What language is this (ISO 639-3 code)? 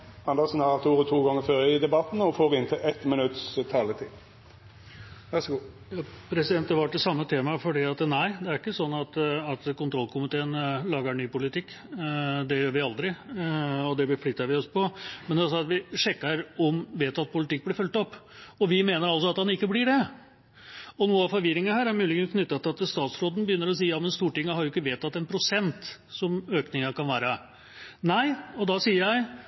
nor